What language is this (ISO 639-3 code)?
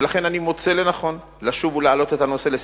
heb